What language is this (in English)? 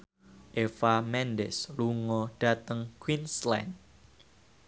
Javanese